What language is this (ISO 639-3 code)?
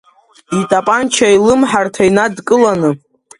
abk